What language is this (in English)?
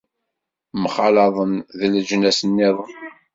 Kabyle